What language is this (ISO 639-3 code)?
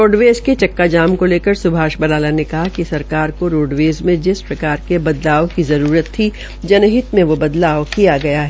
hin